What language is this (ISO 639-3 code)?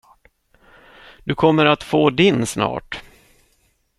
swe